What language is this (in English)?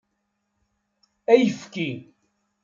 Kabyle